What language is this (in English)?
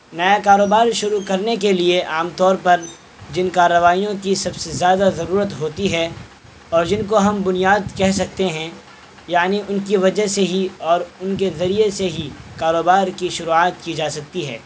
Urdu